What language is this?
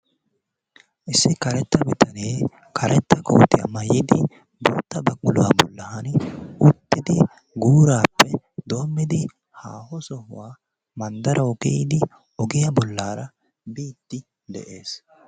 Wolaytta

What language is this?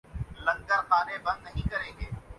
Urdu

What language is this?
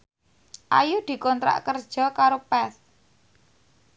Javanese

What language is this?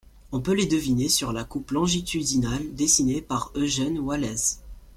French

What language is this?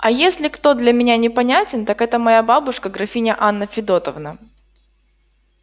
Russian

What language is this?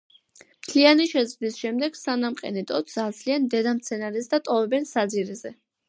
Georgian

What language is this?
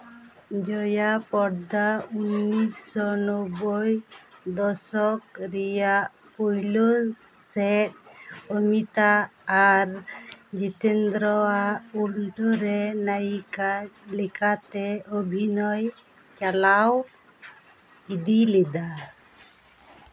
Santali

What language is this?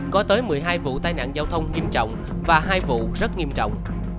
Vietnamese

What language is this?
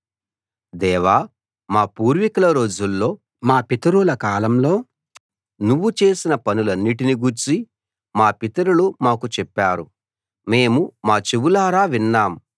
Telugu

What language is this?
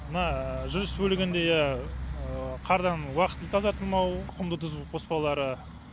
Kazakh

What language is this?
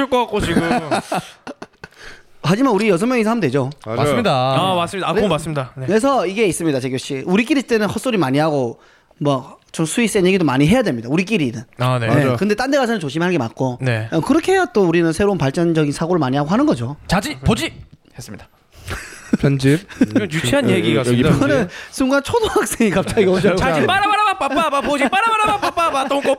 Korean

